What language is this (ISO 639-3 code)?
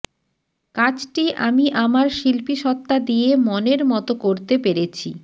ben